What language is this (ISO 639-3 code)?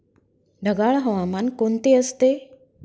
mar